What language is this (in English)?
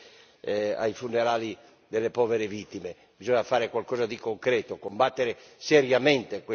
Italian